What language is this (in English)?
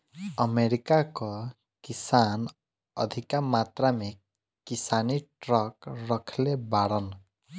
Bhojpuri